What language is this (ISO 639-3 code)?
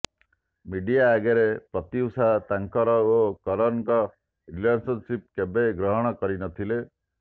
ori